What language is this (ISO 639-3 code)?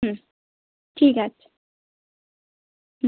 ben